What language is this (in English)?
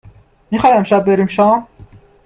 Persian